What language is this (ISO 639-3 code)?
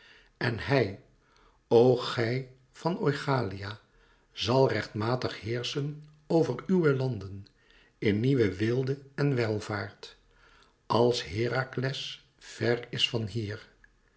nld